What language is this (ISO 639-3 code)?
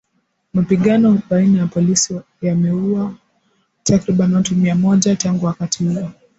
swa